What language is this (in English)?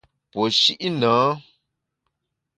Bamun